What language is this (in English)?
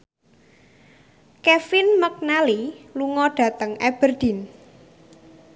Javanese